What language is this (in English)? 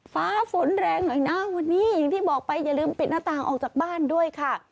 Thai